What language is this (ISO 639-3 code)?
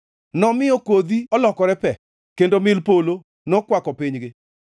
luo